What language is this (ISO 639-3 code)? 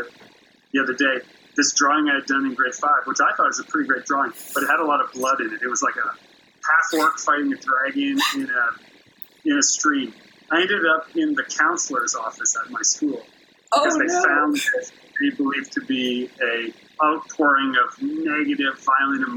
eng